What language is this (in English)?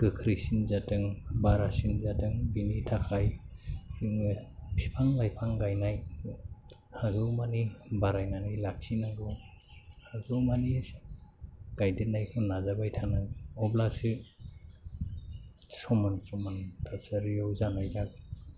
Bodo